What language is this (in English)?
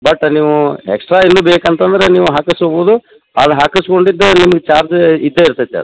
Kannada